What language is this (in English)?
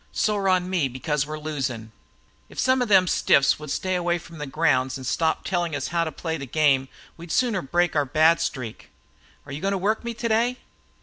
English